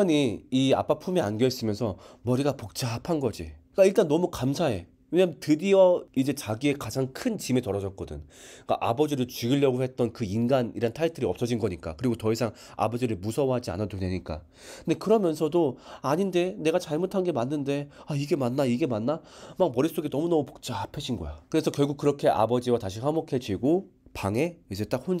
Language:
Korean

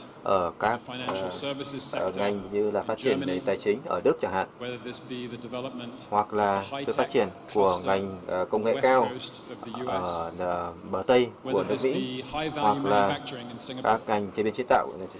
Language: Vietnamese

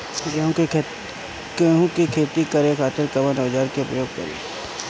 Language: Bhojpuri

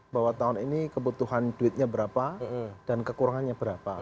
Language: Indonesian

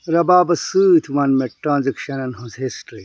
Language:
Kashmiri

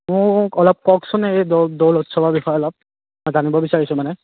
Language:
Assamese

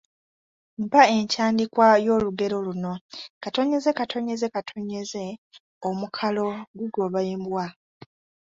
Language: Ganda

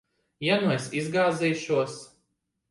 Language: Latvian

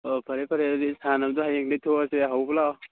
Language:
Manipuri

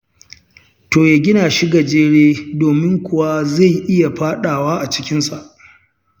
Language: Hausa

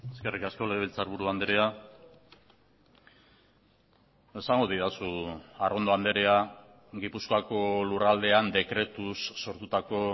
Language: Basque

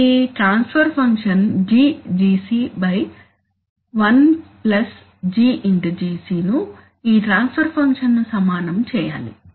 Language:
Telugu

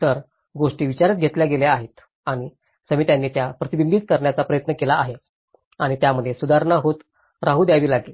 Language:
Marathi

